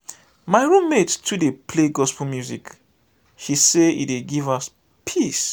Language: Nigerian Pidgin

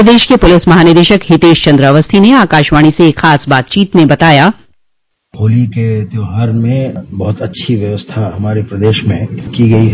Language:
Hindi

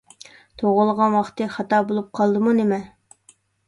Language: Uyghur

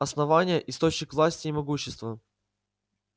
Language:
Russian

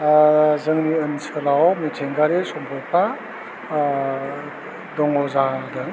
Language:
Bodo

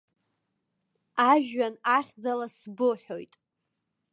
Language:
Abkhazian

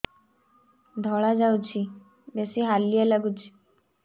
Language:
Odia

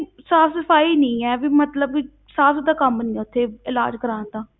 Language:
Punjabi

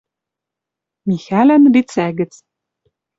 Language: Western Mari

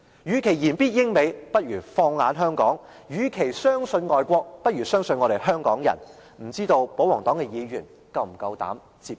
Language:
Cantonese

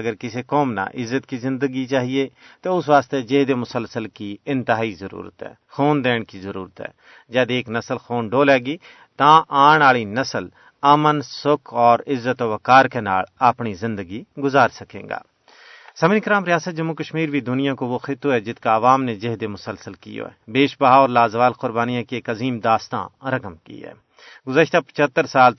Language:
Urdu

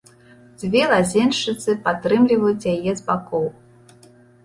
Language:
Belarusian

